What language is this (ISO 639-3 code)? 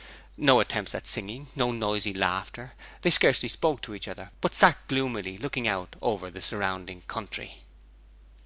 eng